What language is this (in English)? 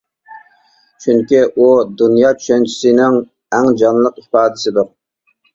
Uyghur